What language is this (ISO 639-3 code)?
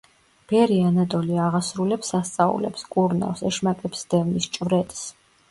kat